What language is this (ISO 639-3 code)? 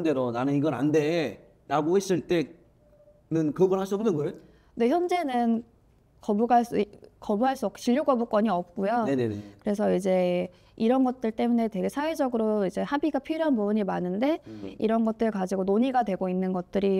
kor